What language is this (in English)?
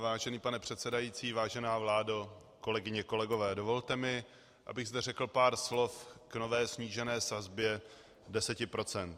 Czech